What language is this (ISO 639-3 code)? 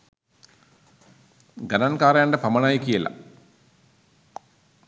sin